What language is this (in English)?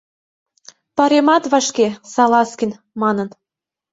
Mari